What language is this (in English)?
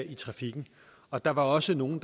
Danish